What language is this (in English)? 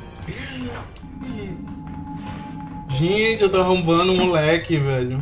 Portuguese